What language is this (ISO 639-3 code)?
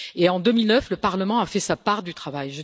fra